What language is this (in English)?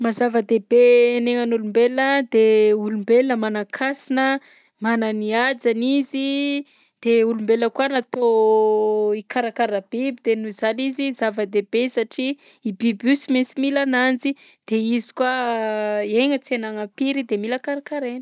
Southern Betsimisaraka Malagasy